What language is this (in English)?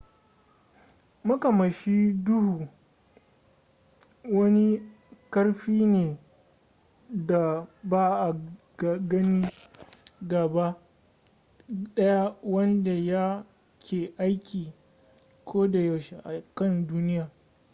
Hausa